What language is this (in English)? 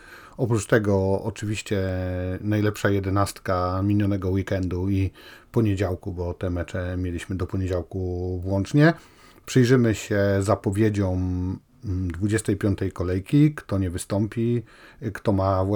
Polish